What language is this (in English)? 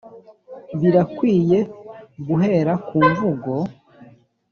Kinyarwanda